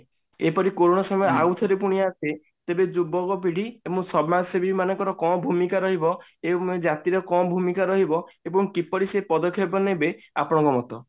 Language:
Odia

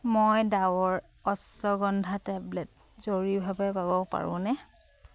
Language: Assamese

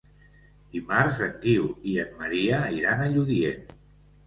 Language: Catalan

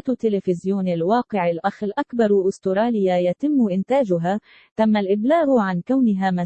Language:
Arabic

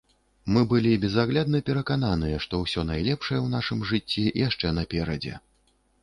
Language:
Belarusian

